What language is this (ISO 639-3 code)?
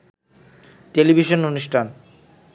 ben